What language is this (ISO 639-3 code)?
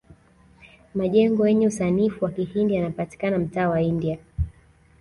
swa